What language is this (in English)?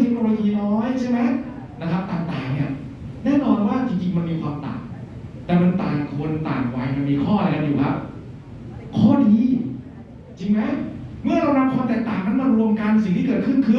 Thai